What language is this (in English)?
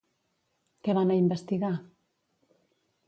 Catalan